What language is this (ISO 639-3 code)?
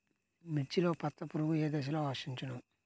tel